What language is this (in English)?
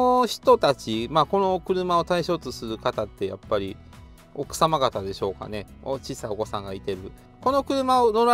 Japanese